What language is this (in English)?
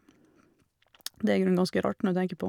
Norwegian